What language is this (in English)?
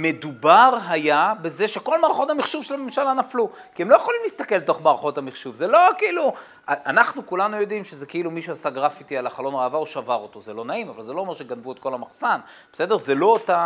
Hebrew